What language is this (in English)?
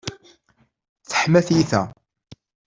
Kabyle